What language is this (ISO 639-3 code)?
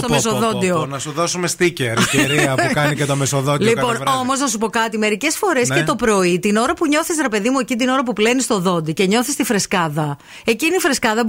ell